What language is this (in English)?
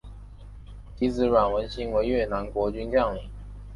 Chinese